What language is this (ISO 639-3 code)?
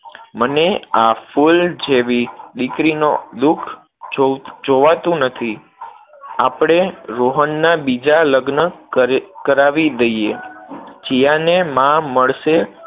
guj